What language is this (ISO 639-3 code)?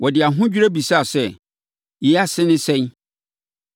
aka